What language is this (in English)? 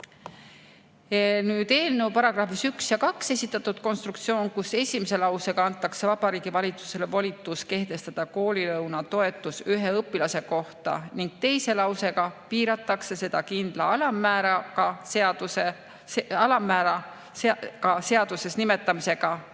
Estonian